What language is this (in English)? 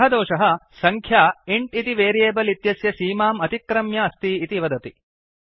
Sanskrit